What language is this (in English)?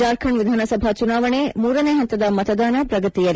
Kannada